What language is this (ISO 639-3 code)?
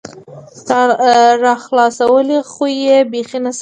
pus